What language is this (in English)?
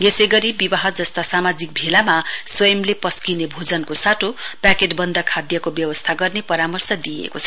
Nepali